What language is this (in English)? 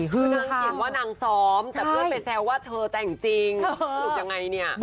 Thai